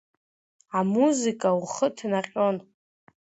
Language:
Abkhazian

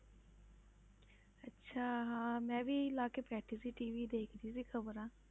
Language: Punjabi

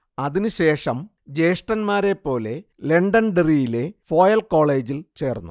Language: Malayalam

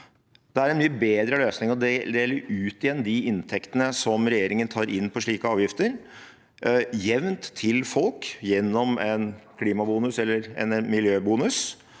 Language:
Norwegian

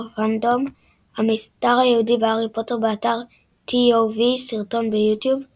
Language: Hebrew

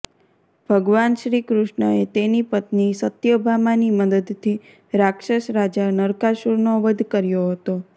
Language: Gujarati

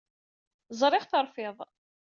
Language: Kabyle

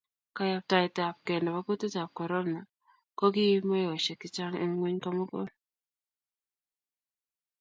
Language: Kalenjin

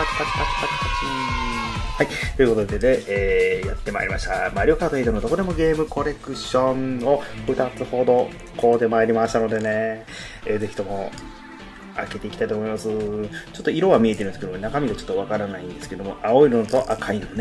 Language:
Japanese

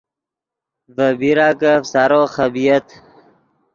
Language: Yidgha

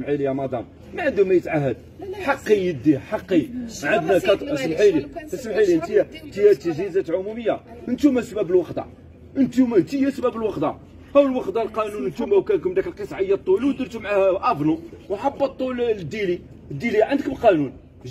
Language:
Arabic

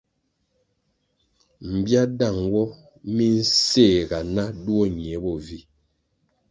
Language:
Kwasio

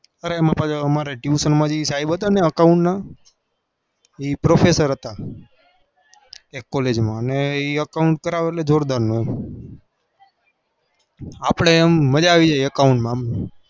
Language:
Gujarati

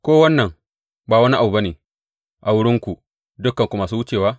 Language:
Hausa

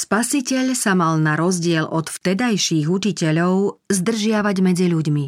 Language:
Slovak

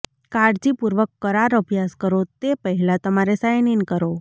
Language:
Gujarati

